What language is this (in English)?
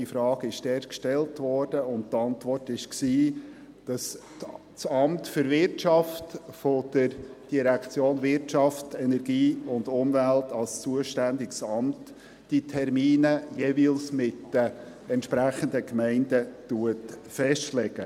Swiss German